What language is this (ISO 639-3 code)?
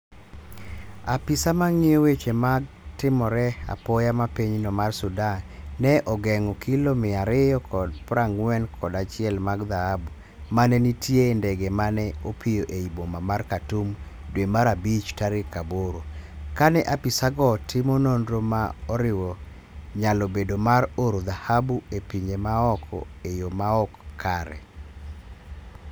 luo